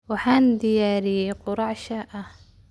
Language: Somali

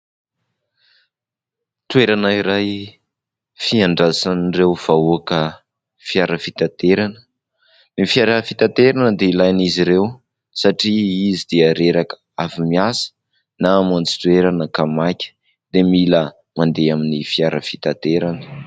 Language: Malagasy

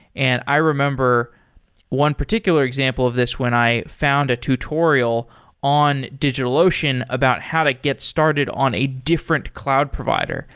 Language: English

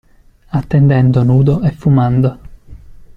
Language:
Italian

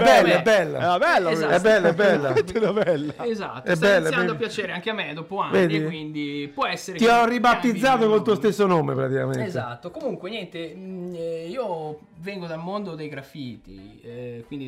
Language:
Italian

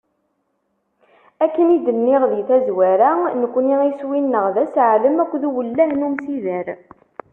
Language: Kabyle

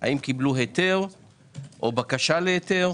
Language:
Hebrew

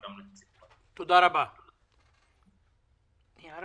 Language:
Hebrew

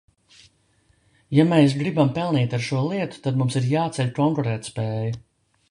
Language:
Latvian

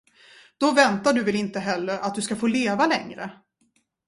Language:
Swedish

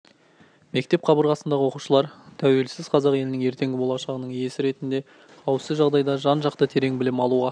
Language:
Kazakh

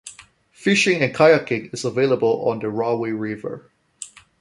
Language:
English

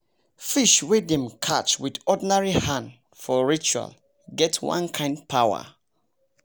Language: Nigerian Pidgin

